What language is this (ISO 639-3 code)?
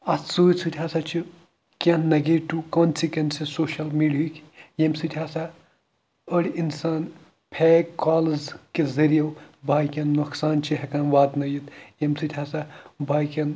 kas